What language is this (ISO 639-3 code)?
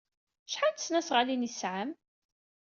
kab